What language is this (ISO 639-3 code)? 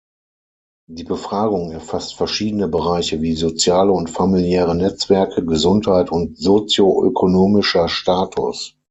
deu